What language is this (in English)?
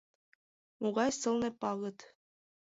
Mari